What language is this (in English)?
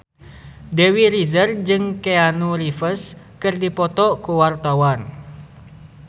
Sundanese